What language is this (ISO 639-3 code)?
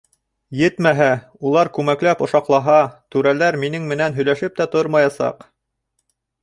bak